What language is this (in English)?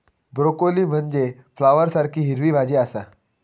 Marathi